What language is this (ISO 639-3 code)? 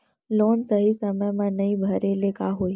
hne